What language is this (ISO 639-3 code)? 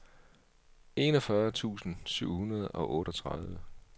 dan